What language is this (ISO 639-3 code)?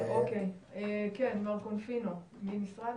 heb